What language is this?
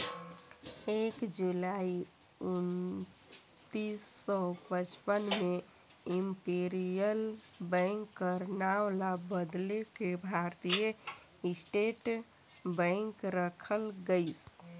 Chhattisgarhi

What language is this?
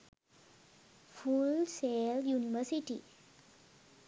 Sinhala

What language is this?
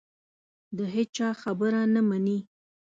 Pashto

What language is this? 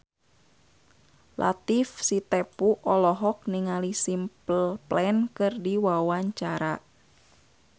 Sundanese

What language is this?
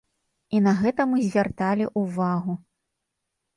Belarusian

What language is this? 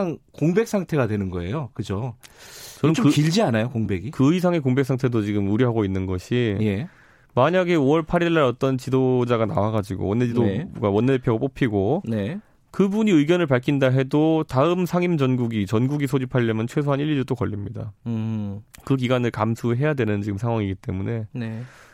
Korean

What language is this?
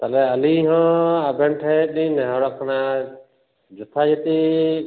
Santali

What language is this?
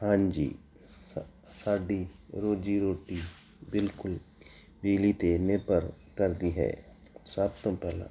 Punjabi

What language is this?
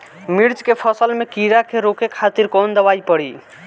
Bhojpuri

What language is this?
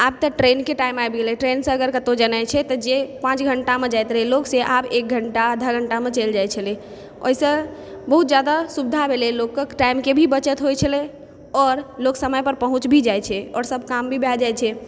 Maithili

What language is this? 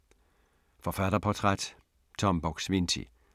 Danish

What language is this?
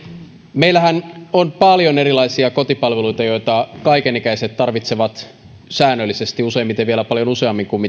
Finnish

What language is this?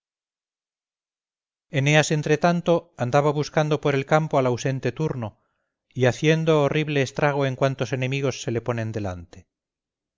Spanish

